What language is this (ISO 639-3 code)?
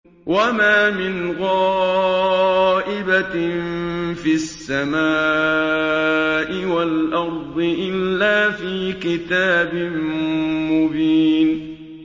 ara